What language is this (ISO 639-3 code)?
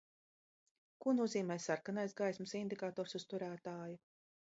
lav